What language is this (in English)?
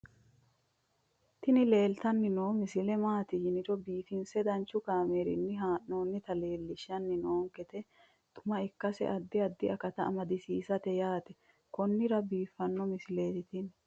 Sidamo